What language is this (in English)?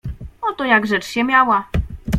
Polish